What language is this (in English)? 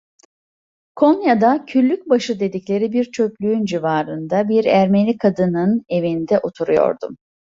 Turkish